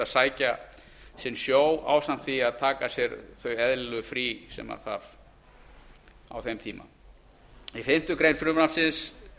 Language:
Icelandic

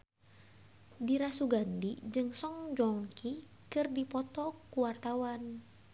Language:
Sundanese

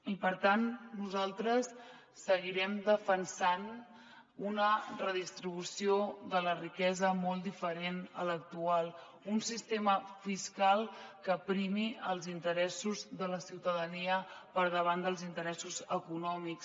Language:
Catalan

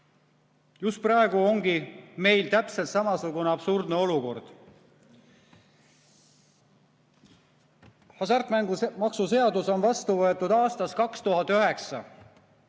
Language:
Estonian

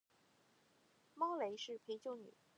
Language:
Chinese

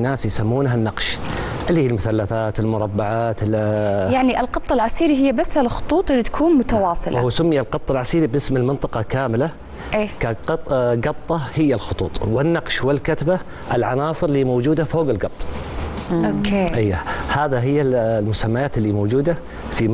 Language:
Arabic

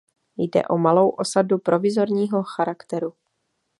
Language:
Czech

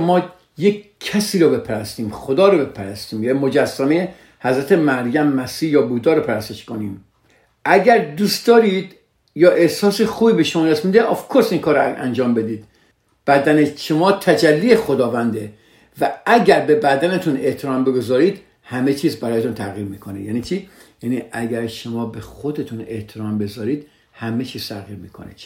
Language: Persian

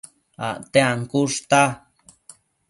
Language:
Matsés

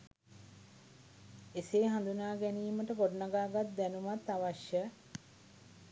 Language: Sinhala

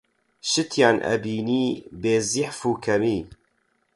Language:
Central Kurdish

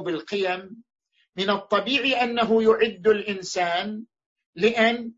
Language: Arabic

